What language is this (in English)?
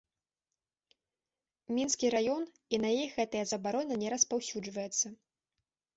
Belarusian